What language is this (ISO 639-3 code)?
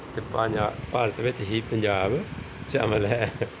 pan